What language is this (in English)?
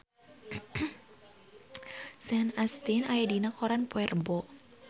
Sundanese